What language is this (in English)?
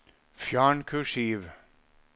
Norwegian